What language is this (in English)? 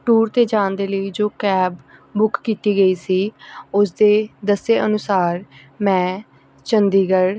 Punjabi